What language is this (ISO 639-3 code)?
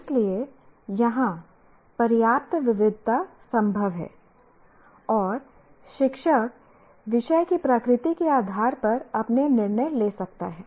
hin